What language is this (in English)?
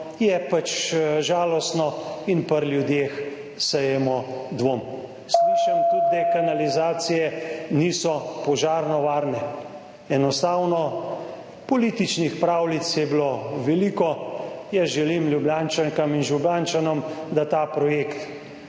Slovenian